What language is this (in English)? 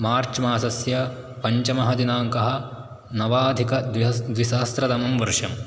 Sanskrit